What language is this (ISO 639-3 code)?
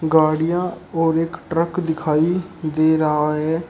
hin